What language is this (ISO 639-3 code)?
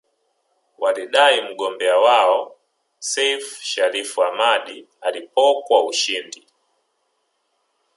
swa